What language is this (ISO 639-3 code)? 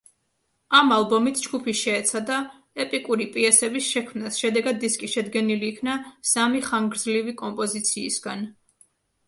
kat